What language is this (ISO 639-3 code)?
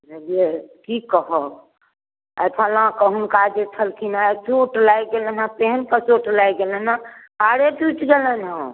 mai